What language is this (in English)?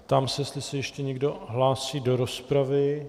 Czech